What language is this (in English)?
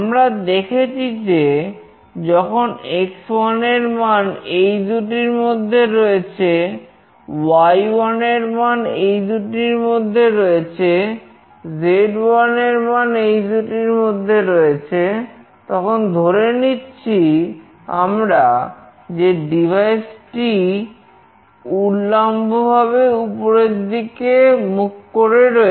Bangla